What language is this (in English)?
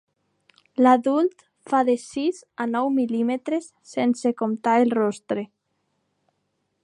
Catalan